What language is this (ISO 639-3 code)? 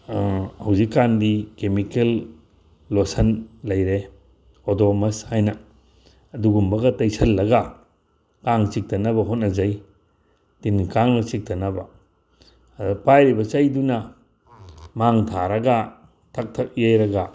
mni